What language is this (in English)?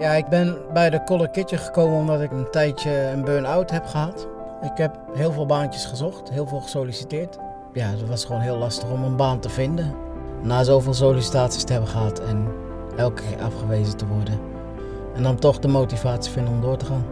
Dutch